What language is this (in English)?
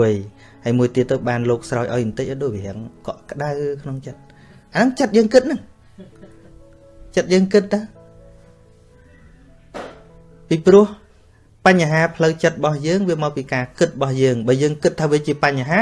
Vietnamese